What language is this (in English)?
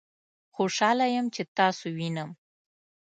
Pashto